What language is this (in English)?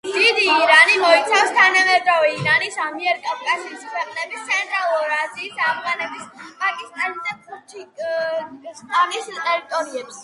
Georgian